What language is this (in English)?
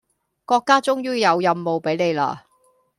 Cantonese